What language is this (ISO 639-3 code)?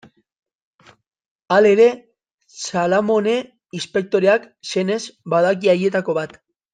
eus